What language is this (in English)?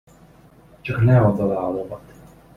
Hungarian